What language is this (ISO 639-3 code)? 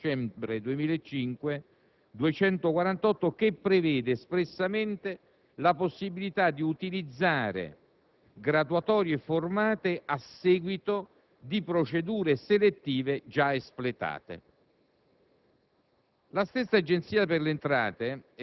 ita